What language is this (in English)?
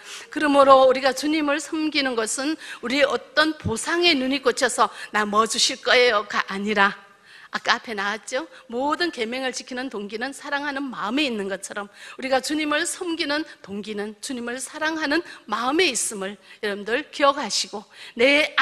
Korean